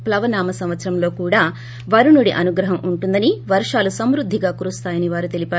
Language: Telugu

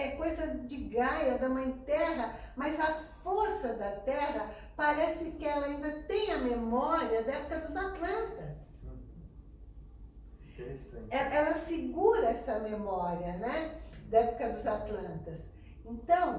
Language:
Portuguese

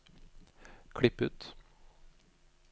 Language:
Norwegian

